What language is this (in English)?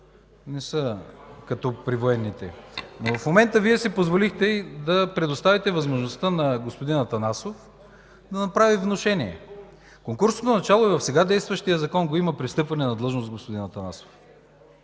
Bulgarian